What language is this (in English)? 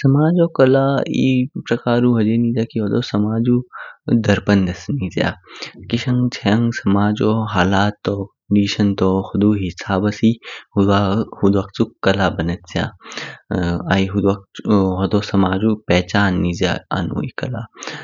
Kinnauri